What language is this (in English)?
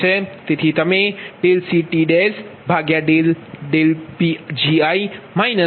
Gujarati